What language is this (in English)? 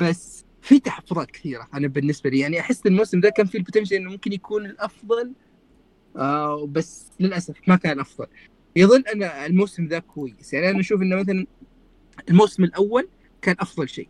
Arabic